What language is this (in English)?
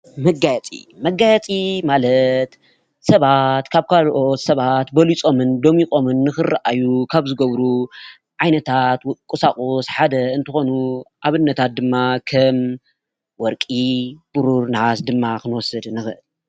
Tigrinya